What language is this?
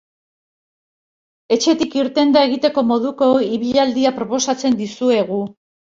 Basque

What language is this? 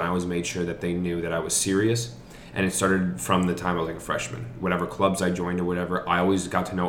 English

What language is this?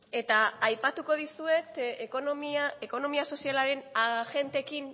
Basque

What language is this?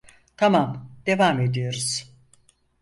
Turkish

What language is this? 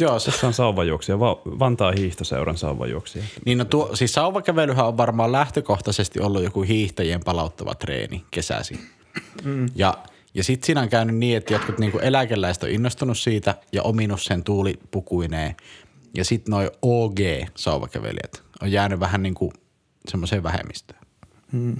Finnish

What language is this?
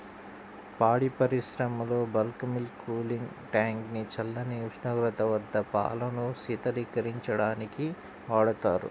Telugu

